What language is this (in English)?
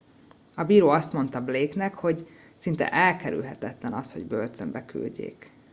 Hungarian